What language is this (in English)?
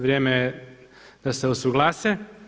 Croatian